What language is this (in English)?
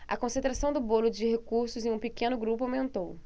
Portuguese